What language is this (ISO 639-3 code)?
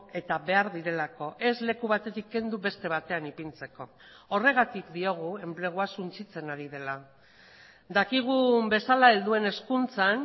eus